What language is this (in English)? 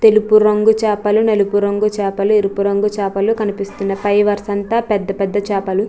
Telugu